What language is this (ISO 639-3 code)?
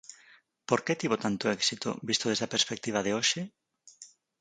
glg